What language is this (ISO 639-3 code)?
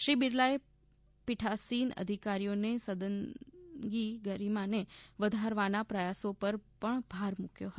guj